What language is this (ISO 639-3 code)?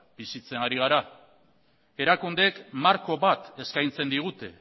eus